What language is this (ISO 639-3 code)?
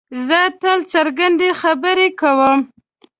pus